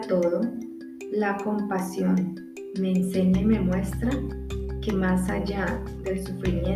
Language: Spanish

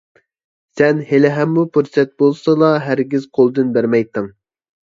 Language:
Uyghur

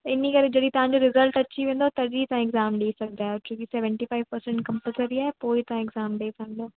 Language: Sindhi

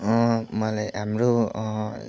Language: Nepali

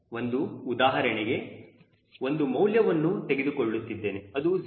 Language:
Kannada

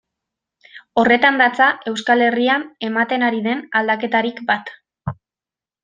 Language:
Basque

